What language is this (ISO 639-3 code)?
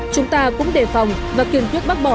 vie